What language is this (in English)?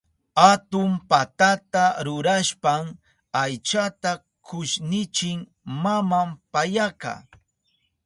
Southern Pastaza Quechua